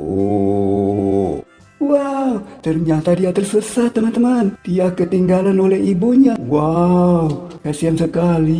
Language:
Indonesian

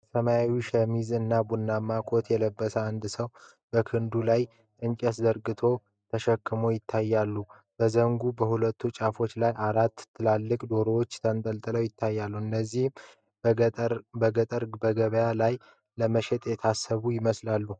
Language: Amharic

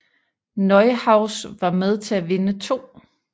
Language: Danish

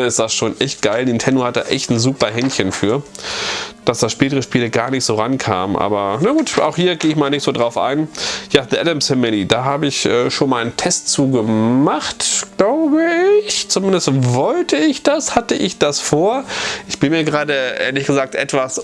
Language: German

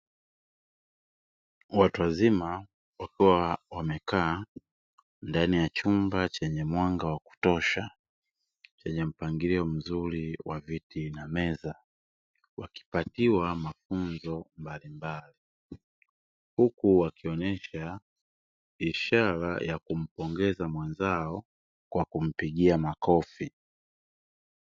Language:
Swahili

